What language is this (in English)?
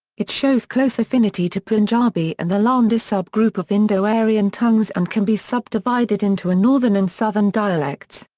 English